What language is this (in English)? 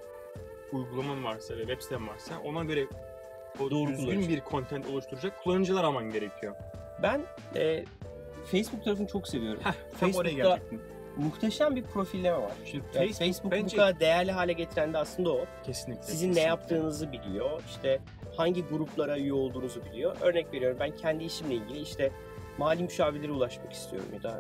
Turkish